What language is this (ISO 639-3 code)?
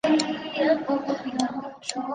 zho